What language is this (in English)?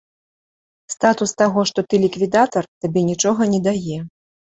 Belarusian